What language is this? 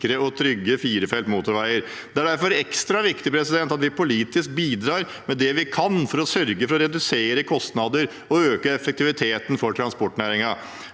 Norwegian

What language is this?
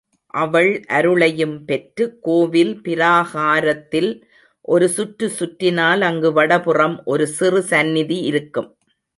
Tamil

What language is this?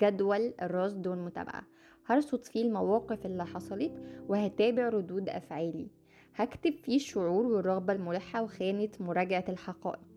Arabic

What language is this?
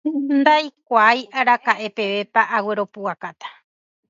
Guarani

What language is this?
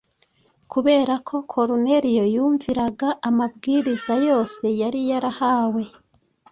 Kinyarwanda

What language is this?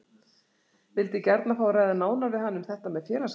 Icelandic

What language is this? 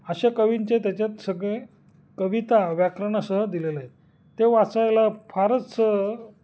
Marathi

